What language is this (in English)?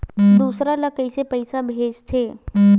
Chhattisgarhi